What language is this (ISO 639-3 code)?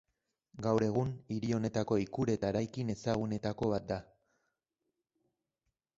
eus